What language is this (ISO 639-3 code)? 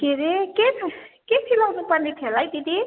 nep